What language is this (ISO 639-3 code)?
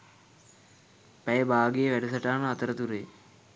sin